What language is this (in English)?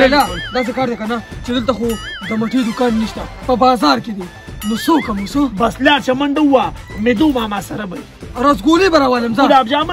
Arabic